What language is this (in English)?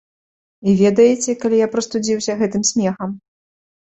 Belarusian